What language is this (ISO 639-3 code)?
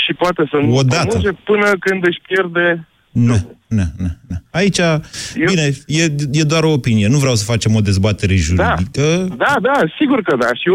ron